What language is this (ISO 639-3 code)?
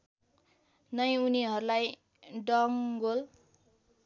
nep